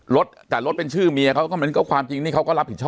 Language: Thai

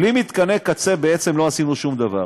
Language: Hebrew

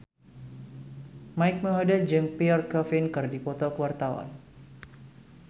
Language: Sundanese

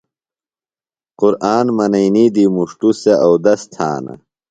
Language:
Phalura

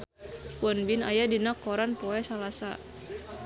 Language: Sundanese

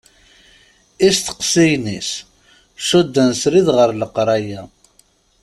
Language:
Kabyle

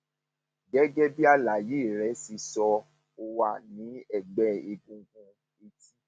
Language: Yoruba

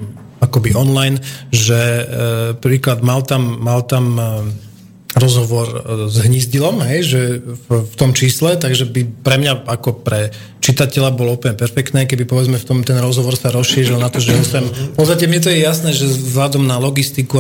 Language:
Slovak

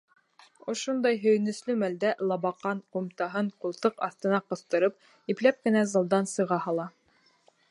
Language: Bashkir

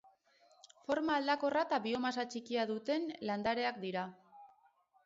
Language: Basque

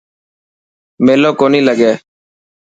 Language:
Dhatki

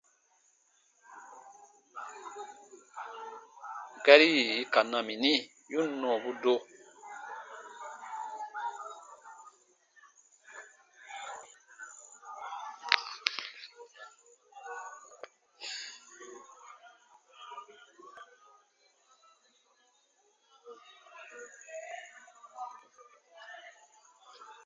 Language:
Baatonum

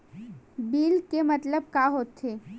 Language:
Chhattisgarhi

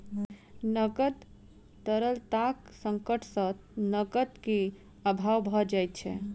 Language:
Maithili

